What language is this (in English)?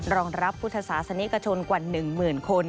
Thai